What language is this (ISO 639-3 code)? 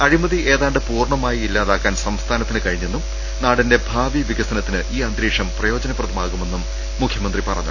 mal